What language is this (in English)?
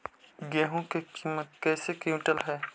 Magahi